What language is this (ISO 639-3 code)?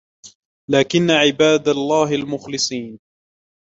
ara